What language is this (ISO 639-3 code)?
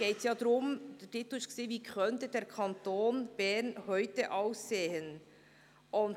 gsw